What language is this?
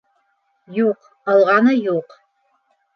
Bashkir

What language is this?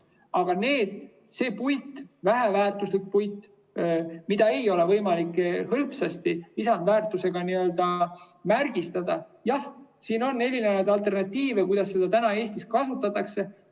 Estonian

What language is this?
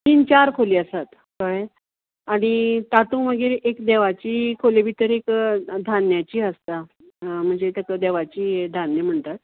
Konkani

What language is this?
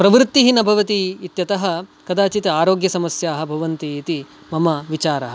Sanskrit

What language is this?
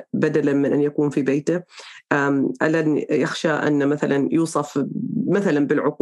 Arabic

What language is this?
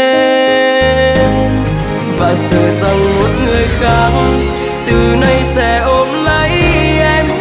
Vietnamese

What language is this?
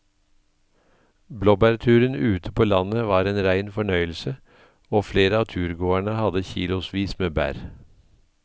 Norwegian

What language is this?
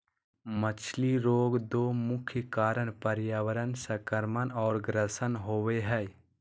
Magahi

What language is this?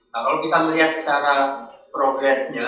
Indonesian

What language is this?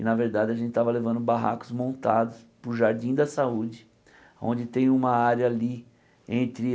Portuguese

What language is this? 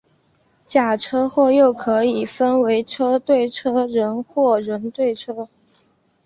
Chinese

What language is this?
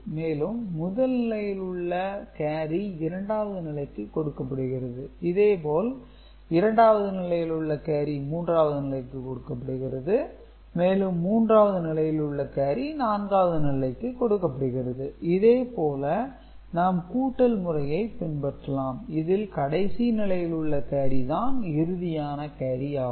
Tamil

